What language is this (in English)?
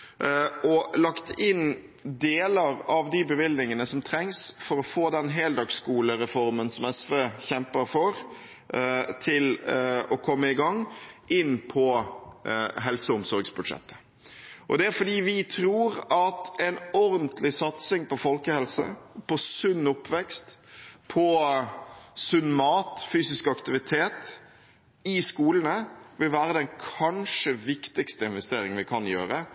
Norwegian Bokmål